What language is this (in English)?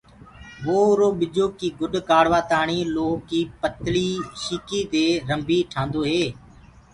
Gurgula